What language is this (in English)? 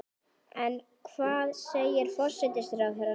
Icelandic